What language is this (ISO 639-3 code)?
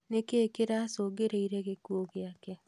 kik